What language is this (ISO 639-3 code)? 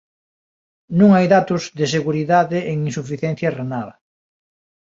glg